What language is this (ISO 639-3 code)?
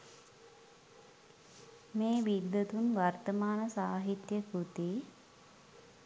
sin